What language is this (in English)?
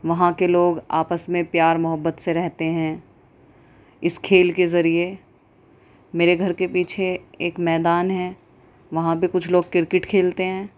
Urdu